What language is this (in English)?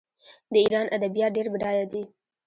Pashto